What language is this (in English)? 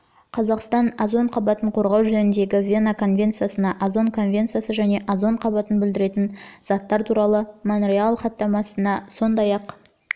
Kazakh